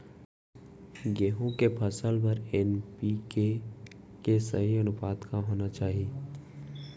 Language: Chhattisgarhi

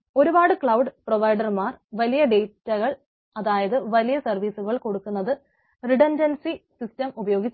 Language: Malayalam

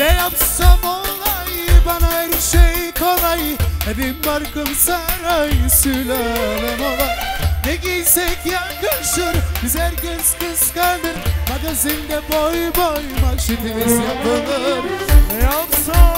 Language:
Turkish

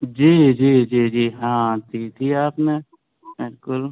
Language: Urdu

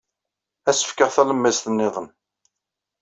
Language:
Kabyle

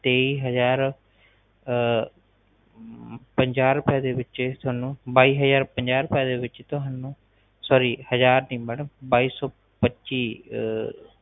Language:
Punjabi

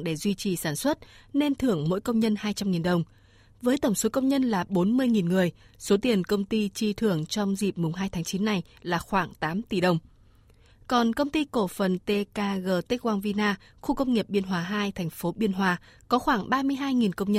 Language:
Vietnamese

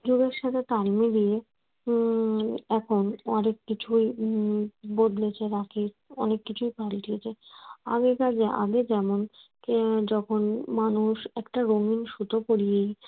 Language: Bangla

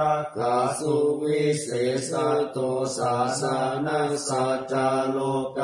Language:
Thai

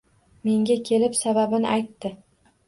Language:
Uzbek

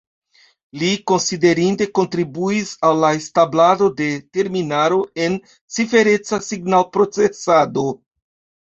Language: Esperanto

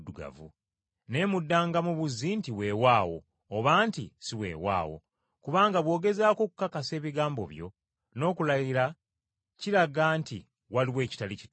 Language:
Ganda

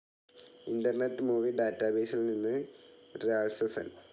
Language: Malayalam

